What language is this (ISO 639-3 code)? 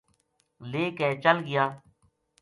gju